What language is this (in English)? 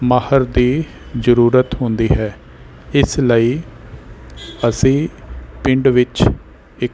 Punjabi